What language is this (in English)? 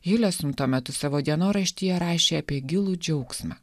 Lithuanian